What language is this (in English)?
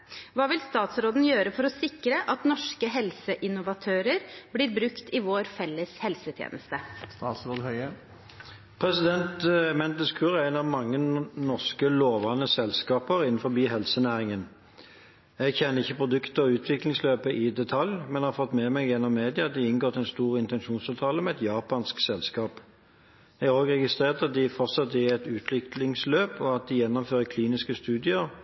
Norwegian Bokmål